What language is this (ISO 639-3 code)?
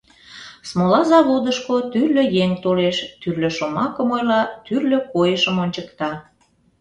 chm